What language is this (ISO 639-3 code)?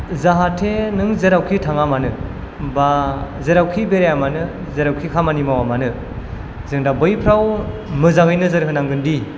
brx